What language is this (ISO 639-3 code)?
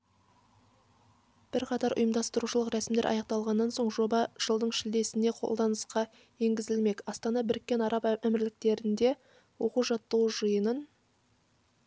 kaz